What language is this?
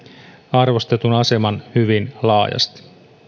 Finnish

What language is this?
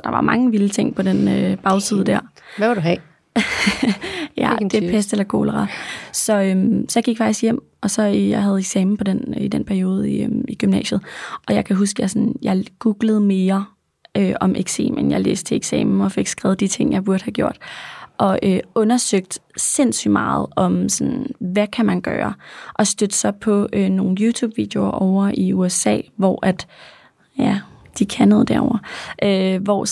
Danish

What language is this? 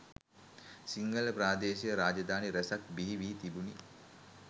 Sinhala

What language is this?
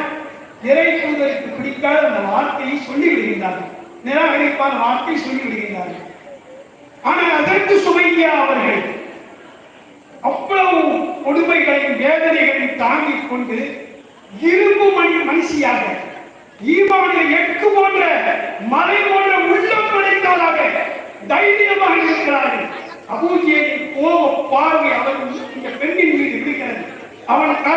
Tamil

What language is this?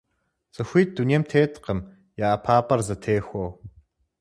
Kabardian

